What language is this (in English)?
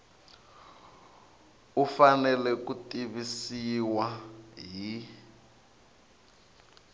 Tsonga